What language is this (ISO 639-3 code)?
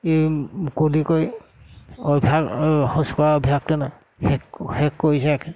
asm